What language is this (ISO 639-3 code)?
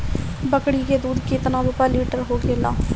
bho